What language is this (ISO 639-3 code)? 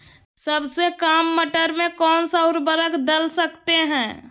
mag